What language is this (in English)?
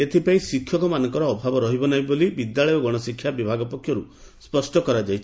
Odia